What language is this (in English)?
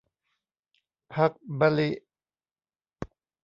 Thai